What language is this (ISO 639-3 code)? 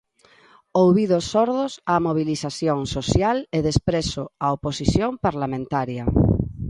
glg